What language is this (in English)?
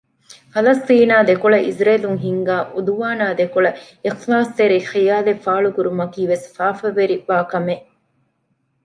Divehi